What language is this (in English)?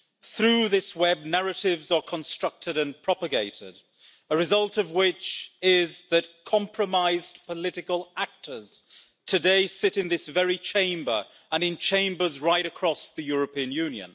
English